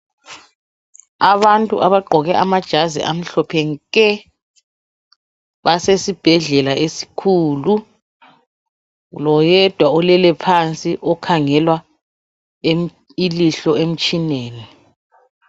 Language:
North Ndebele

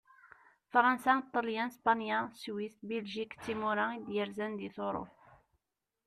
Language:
Kabyle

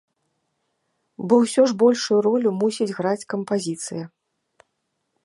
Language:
Belarusian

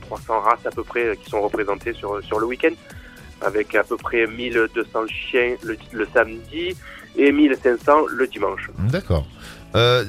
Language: French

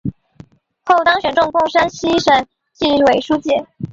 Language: Chinese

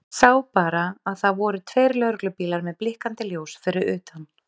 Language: Icelandic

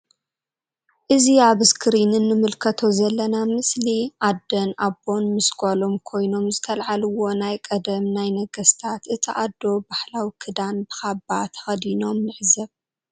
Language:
Tigrinya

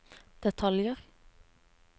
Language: Norwegian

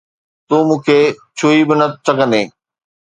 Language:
Sindhi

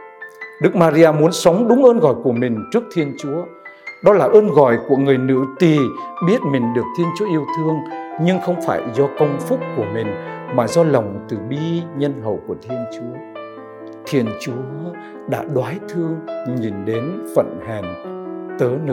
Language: Vietnamese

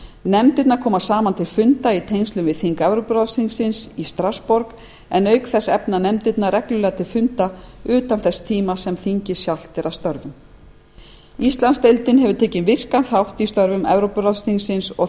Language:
Icelandic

